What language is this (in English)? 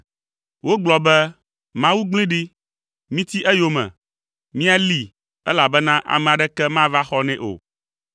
Ewe